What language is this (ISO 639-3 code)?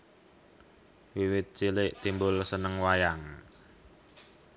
jav